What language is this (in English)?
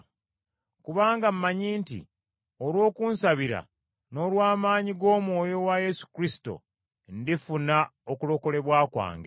Ganda